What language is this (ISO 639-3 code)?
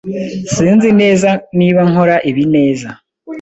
kin